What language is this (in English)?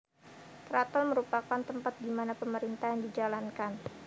Javanese